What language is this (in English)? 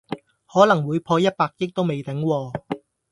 Cantonese